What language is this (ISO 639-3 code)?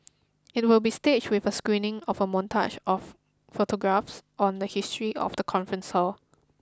eng